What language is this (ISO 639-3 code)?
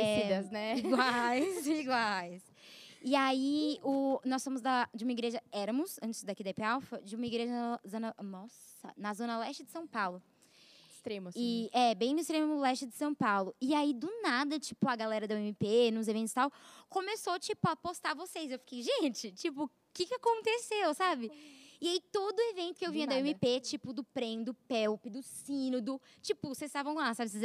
por